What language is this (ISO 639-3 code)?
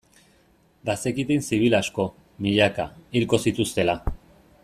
eus